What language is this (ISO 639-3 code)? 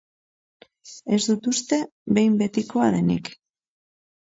eus